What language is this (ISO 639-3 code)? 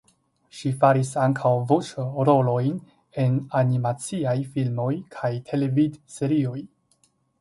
epo